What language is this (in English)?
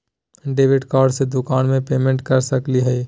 Magahi